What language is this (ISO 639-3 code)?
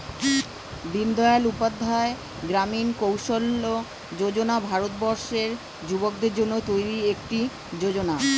ben